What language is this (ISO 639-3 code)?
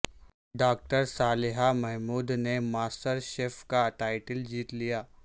urd